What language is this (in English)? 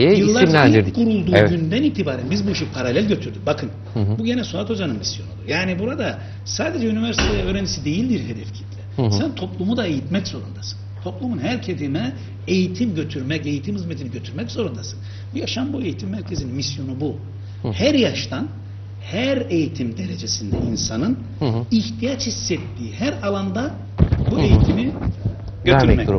Turkish